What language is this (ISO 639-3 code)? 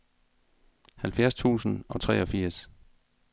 dan